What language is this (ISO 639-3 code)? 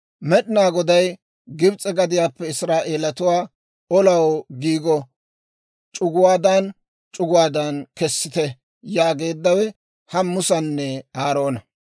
dwr